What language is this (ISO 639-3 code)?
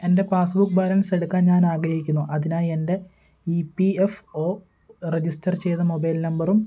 mal